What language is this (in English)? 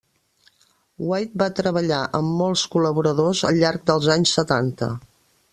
Catalan